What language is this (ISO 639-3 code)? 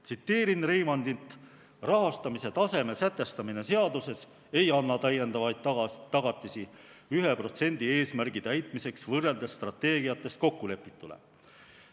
est